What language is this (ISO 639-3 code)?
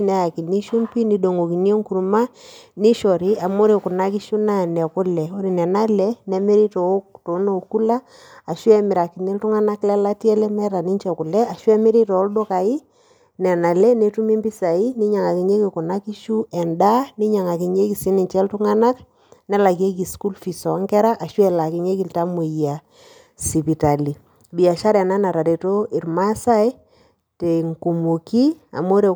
mas